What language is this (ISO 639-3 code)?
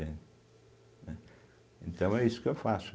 por